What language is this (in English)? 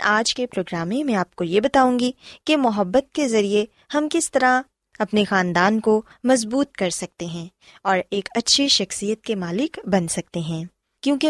Urdu